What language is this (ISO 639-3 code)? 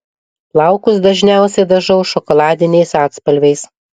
lit